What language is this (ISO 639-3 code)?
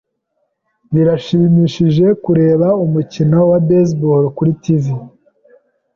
kin